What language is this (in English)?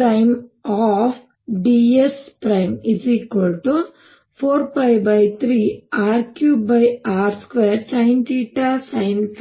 Kannada